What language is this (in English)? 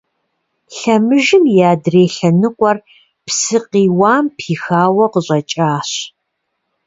Kabardian